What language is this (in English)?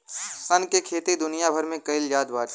Bhojpuri